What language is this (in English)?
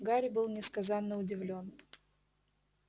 Russian